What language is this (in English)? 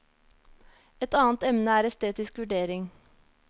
Norwegian